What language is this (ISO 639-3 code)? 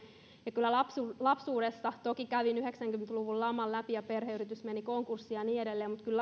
fin